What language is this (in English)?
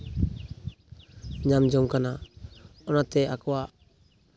Santali